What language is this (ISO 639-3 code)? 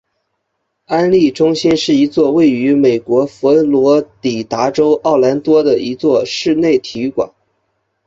zho